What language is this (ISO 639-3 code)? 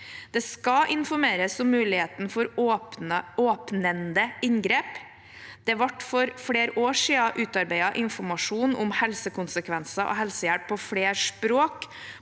nor